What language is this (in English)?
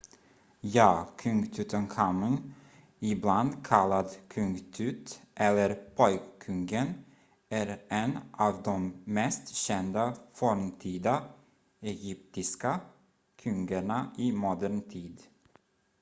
Swedish